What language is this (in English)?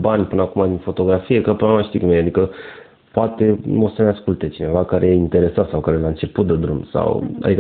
Romanian